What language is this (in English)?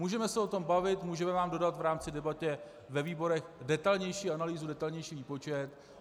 Czech